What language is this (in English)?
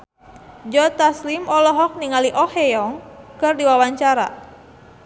Sundanese